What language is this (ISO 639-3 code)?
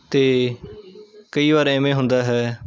pan